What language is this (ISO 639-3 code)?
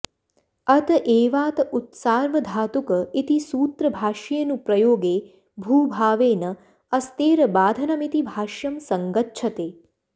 san